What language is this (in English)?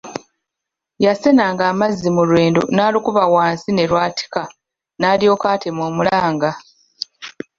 Ganda